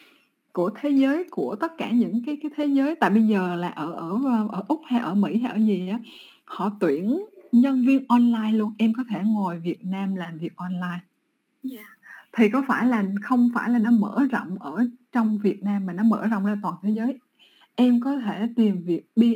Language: Vietnamese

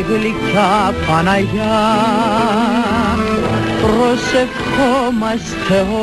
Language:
Greek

